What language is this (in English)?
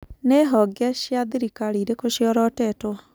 Kikuyu